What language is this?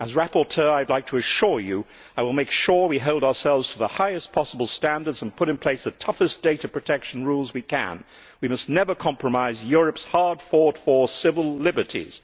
English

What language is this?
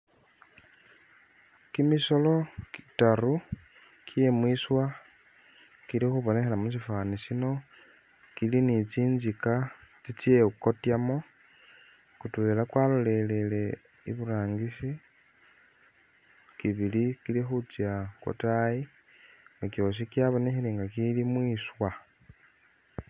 Masaaba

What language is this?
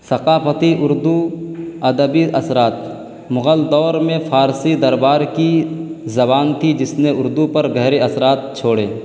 Urdu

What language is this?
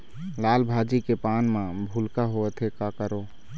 Chhattisgarhi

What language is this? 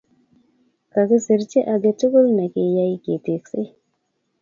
Kalenjin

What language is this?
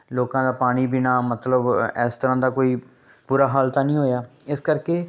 Punjabi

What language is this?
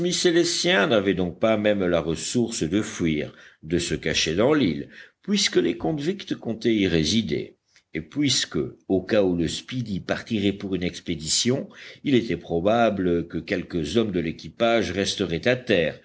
French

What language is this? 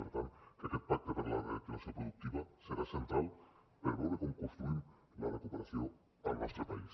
Catalan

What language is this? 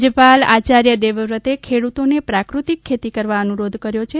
Gujarati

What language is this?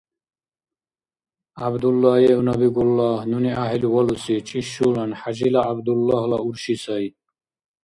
Dargwa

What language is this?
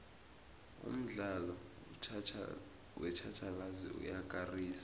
South Ndebele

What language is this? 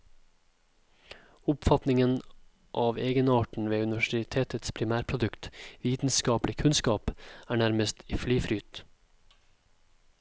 Norwegian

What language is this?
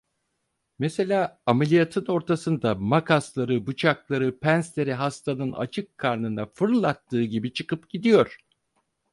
Turkish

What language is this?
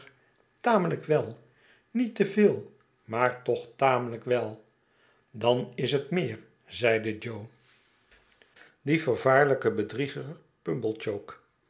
Dutch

